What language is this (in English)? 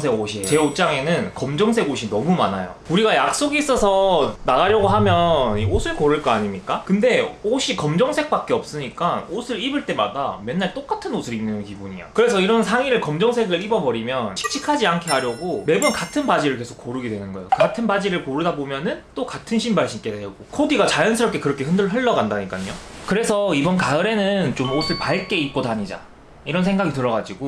Korean